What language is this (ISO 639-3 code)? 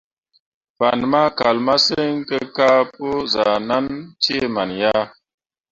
mua